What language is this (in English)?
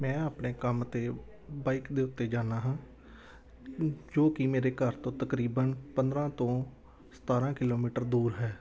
Punjabi